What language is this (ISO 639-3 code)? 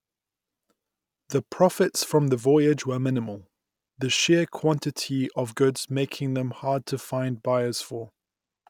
eng